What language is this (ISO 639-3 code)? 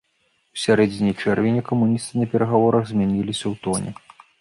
bel